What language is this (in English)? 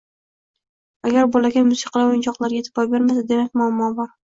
Uzbek